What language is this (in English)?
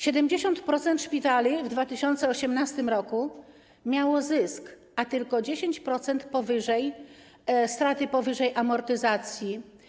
Polish